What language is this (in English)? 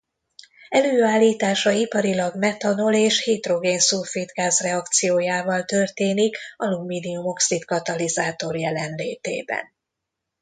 Hungarian